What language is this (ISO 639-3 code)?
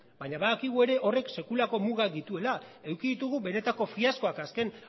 eus